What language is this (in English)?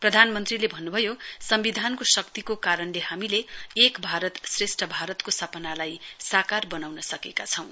Nepali